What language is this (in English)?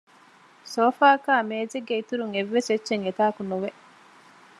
Divehi